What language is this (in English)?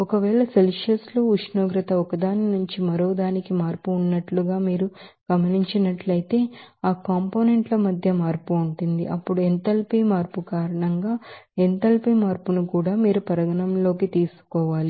Telugu